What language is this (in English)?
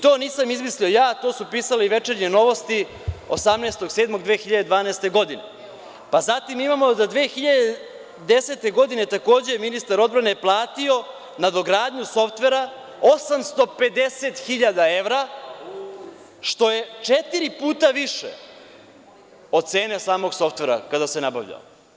Serbian